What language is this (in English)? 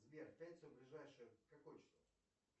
Russian